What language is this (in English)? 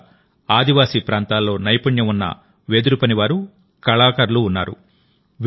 Telugu